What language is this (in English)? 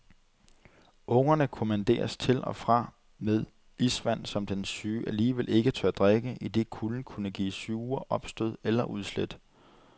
Danish